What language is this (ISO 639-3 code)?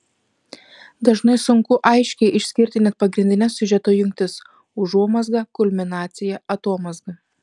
lit